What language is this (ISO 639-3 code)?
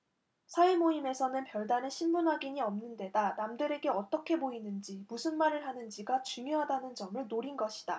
kor